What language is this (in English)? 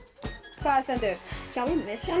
Icelandic